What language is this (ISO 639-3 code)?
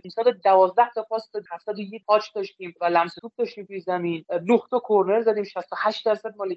fas